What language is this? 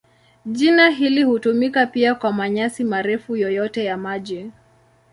Swahili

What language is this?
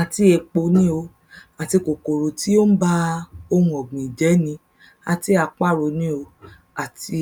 Yoruba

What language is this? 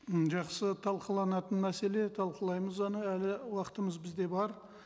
Kazakh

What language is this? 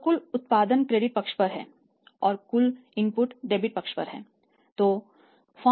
Hindi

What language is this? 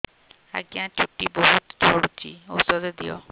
Odia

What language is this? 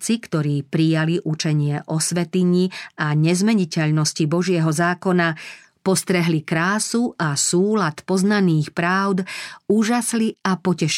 Slovak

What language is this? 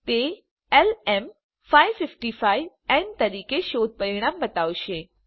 Gujarati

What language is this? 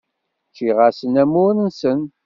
Kabyle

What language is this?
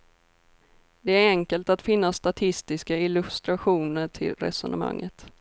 Swedish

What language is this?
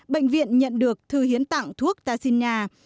Vietnamese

